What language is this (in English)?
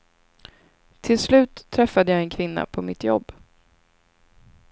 Swedish